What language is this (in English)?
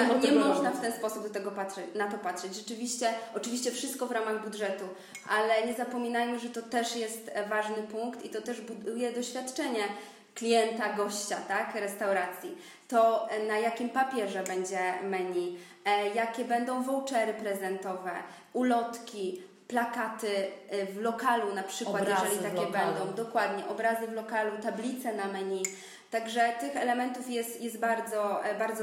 Polish